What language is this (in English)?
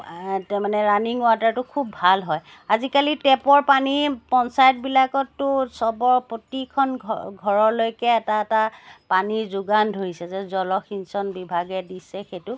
Assamese